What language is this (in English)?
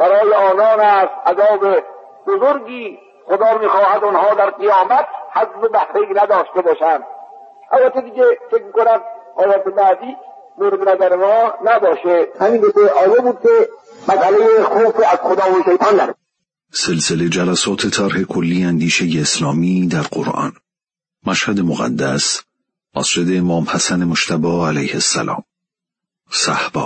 Persian